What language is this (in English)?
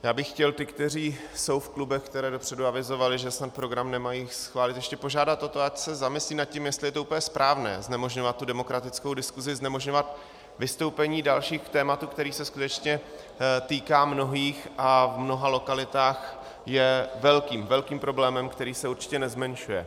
Czech